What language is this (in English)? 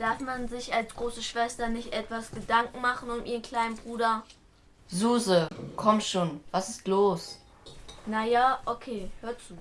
German